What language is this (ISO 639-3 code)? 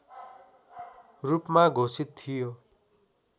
nep